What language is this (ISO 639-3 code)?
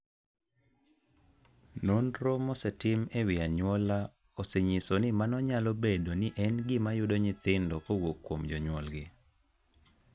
luo